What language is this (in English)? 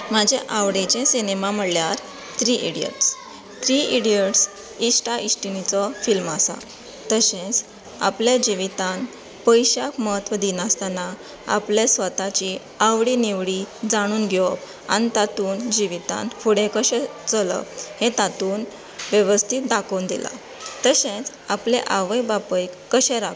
Konkani